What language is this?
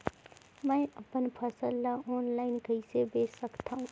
Chhattisgarhi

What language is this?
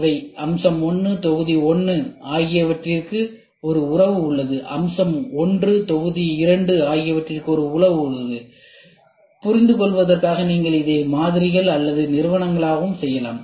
Tamil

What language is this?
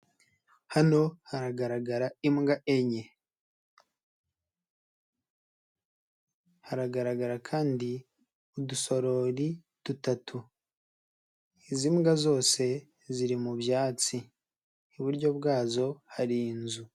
Kinyarwanda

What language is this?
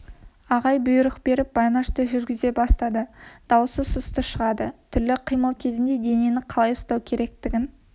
Kazakh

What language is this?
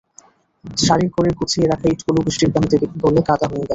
Bangla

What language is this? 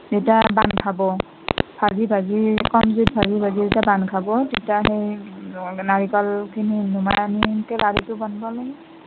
Assamese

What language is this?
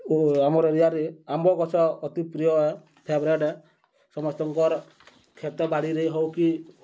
Odia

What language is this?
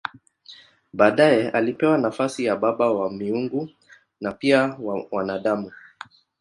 Swahili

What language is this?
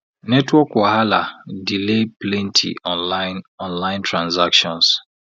Nigerian Pidgin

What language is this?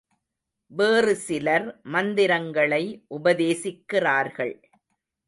Tamil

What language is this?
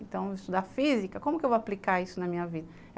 Portuguese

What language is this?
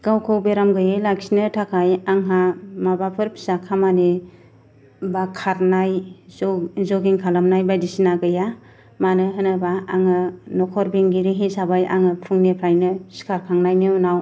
Bodo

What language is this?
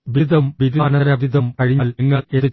Malayalam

